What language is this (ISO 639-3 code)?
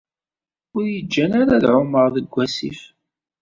kab